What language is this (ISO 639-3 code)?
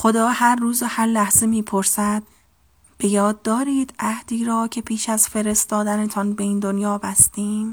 fas